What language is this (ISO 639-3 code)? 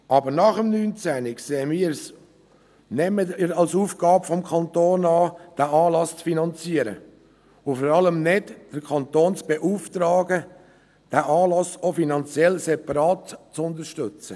gsw